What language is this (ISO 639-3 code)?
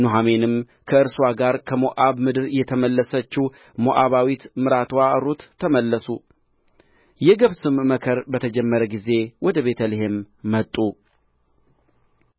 amh